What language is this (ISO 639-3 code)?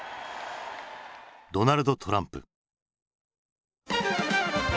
jpn